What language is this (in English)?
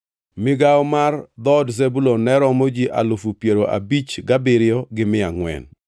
Luo (Kenya and Tanzania)